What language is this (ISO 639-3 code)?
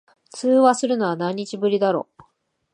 jpn